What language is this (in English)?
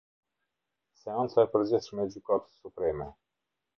Albanian